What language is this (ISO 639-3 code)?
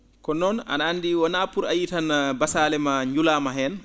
ful